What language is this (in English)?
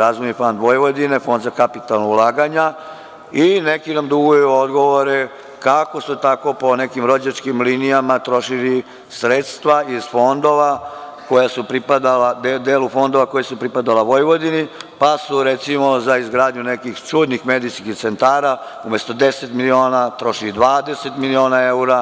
Serbian